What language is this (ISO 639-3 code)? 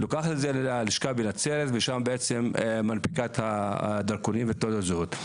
heb